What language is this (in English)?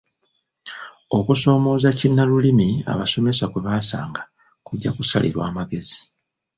Ganda